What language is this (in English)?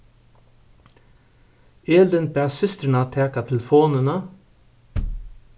Faroese